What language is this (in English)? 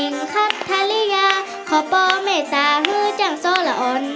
Thai